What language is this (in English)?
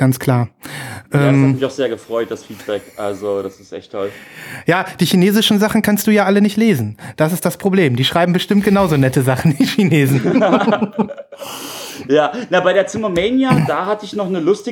German